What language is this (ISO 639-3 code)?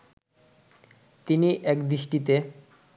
ben